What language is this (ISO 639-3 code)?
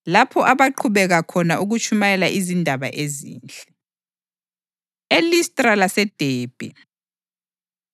nde